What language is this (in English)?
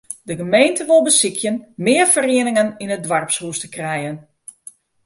Western Frisian